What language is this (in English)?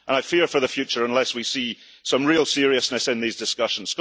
English